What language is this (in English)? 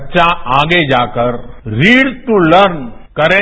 Hindi